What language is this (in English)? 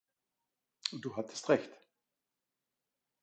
German